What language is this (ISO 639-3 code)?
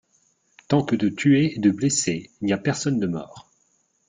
fra